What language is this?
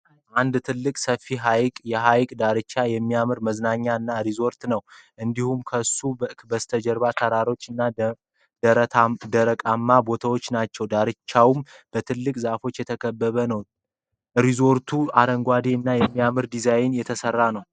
Amharic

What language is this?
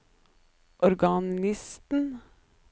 Norwegian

